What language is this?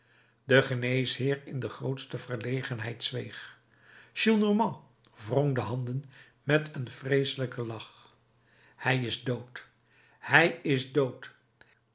Dutch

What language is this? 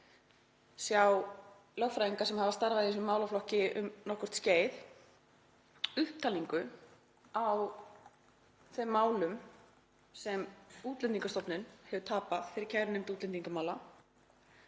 Icelandic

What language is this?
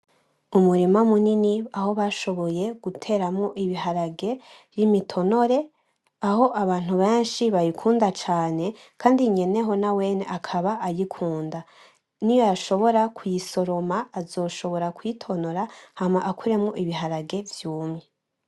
Rundi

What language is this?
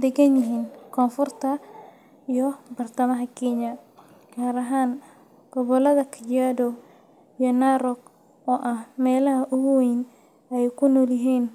Somali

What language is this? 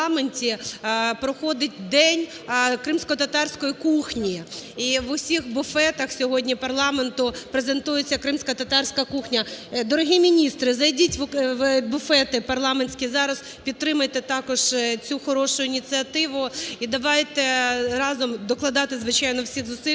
Ukrainian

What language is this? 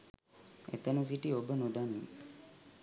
Sinhala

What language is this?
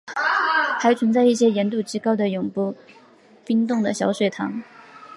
Chinese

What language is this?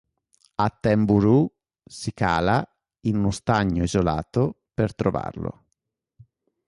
Italian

